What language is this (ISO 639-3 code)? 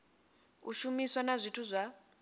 ven